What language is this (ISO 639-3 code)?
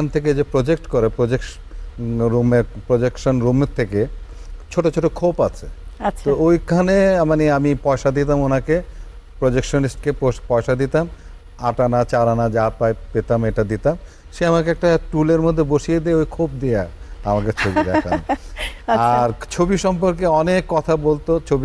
ben